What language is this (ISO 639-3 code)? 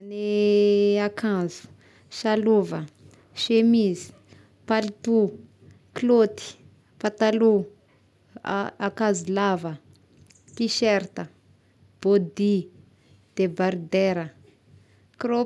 tkg